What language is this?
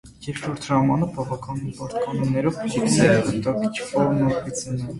Armenian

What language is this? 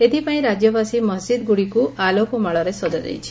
Odia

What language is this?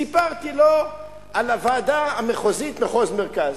Hebrew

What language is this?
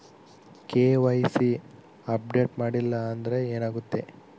Kannada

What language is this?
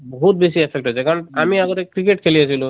Assamese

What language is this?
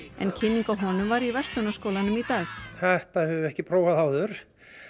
Icelandic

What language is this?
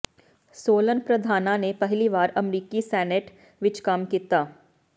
Punjabi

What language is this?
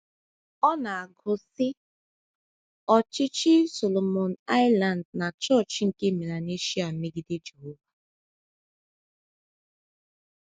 Igbo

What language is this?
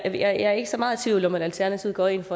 Danish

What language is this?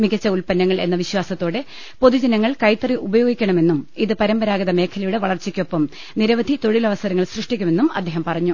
Malayalam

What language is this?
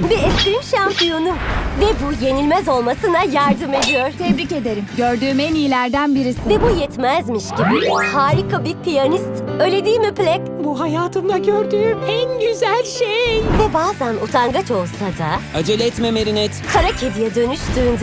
Turkish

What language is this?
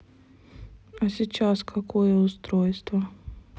Russian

